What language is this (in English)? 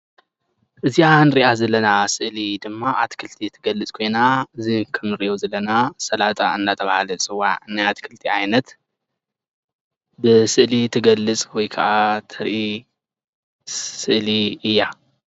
Tigrinya